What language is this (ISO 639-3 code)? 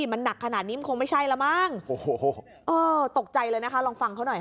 tha